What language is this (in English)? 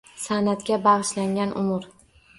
Uzbek